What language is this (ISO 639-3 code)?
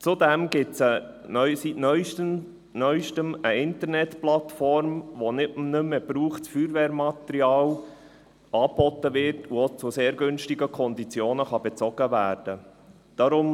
gsw